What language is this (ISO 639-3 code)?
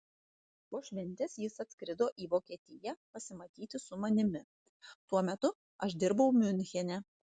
lit